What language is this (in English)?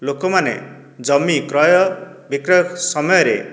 Odia